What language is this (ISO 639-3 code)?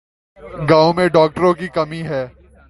urd